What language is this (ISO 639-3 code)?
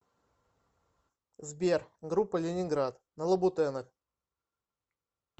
rus